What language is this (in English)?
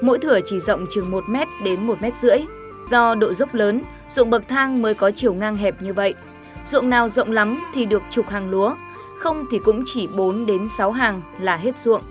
Vietnamese